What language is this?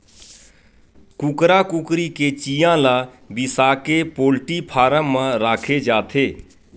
Chhattisgarhi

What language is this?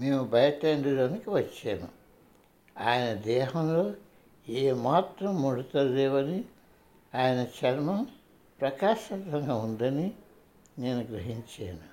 Telugu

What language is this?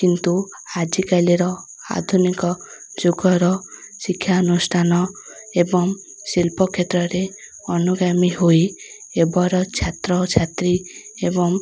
Odia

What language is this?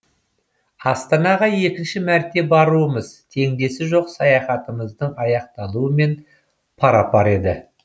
Kazakh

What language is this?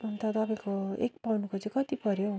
Nepali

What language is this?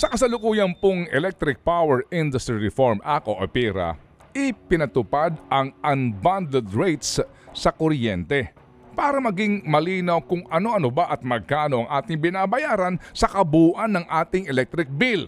Filipino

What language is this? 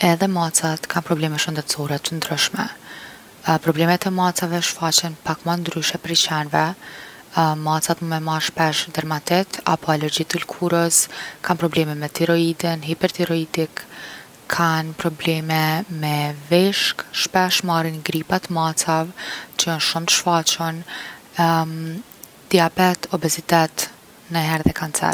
Gheg Albanian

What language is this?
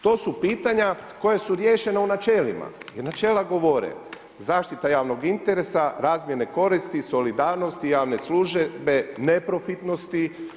Croatian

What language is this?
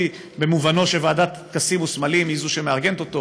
Hebrew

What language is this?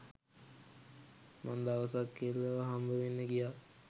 Sinhala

